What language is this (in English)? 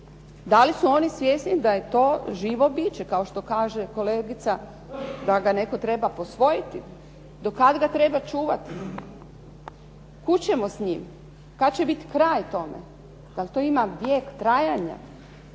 Croatian